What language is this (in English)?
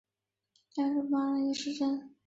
Chinese